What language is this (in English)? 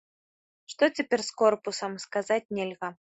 Belarusian